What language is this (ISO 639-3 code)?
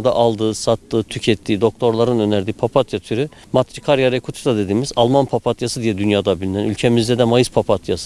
tur